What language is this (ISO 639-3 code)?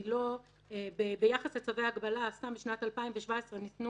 heb